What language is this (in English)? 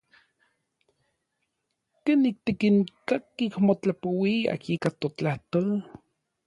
Orizaba Nahuatl